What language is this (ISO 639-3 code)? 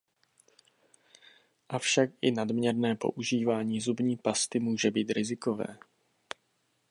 ces